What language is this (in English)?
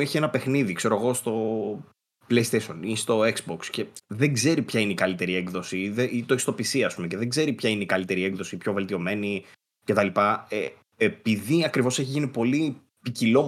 Greek